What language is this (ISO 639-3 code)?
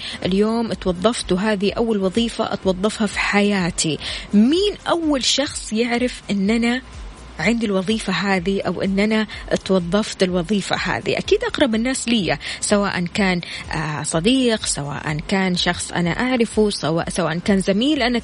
ara